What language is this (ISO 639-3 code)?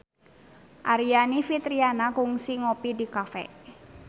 sun